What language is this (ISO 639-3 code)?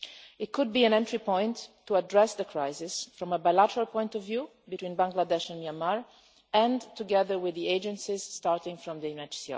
eng